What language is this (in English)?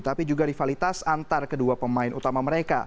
Indonesian